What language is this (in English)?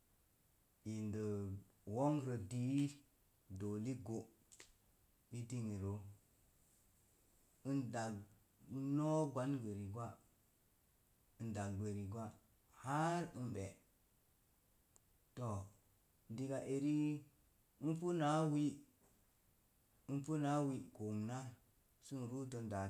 Mom Jango